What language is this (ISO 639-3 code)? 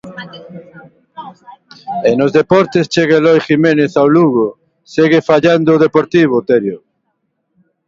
glg